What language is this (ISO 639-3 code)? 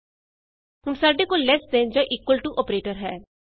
pan